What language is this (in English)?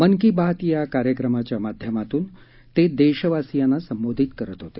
Marathi